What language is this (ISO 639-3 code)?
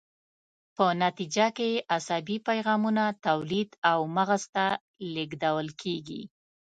pus